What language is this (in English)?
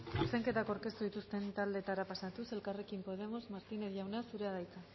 Basque